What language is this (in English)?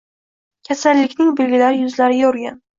Uzbek